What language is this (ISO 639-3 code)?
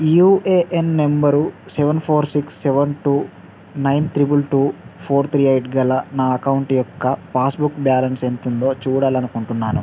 tel